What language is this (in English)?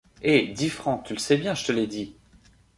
French